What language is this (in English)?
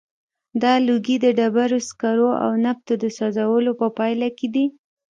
Pashto